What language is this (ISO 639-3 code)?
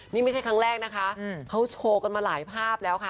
tha